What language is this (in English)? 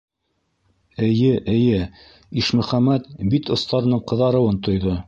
Bashkir